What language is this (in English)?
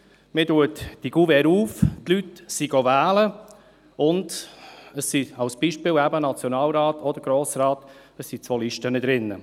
Swiss German